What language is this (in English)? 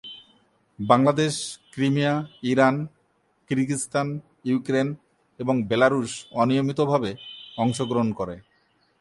Bangla